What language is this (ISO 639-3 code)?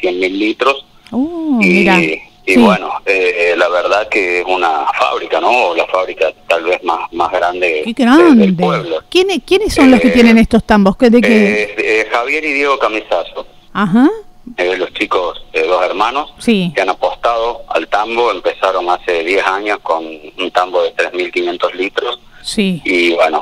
spa